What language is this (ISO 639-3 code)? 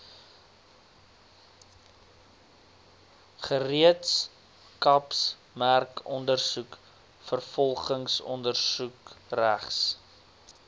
afr